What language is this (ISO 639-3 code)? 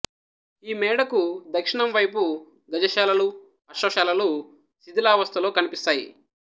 tel